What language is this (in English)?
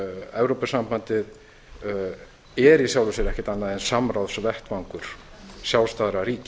Icelandic